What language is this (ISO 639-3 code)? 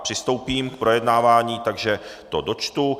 ces